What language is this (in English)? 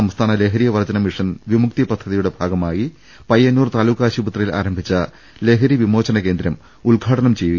Malayalam